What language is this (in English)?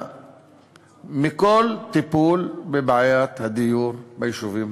Hebrew